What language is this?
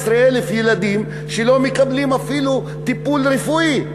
Hebrew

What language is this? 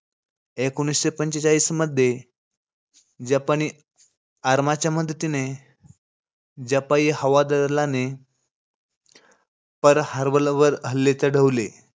Marathi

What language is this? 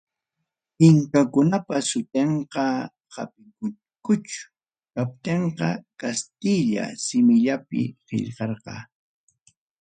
Ayacucho Quechua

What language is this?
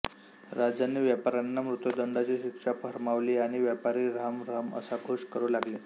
Marathi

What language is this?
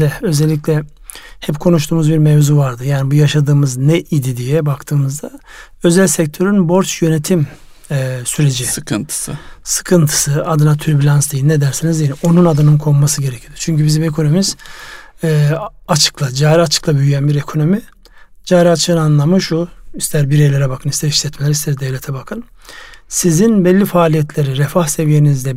Turkish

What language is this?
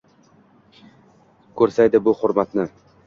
Uzbek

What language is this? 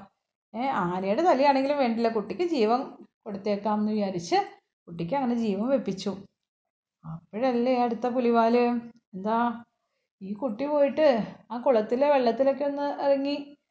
Malayalam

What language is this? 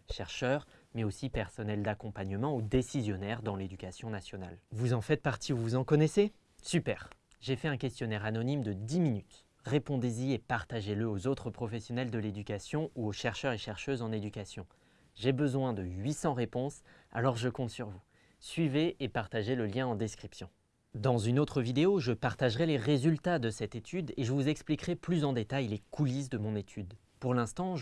French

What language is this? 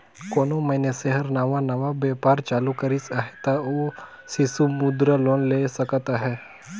Chhattisgarhi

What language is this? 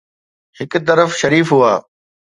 Sindhi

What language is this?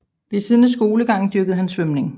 Danish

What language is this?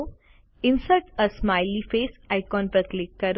Gujarati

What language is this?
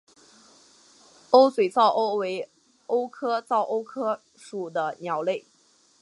Chinese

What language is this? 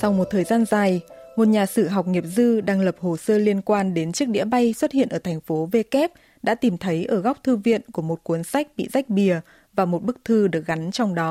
Vietnamese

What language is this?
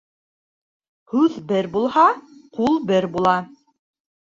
Bashkir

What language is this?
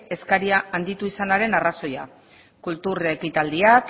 Basque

